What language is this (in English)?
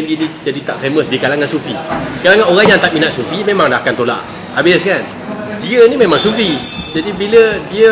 Malay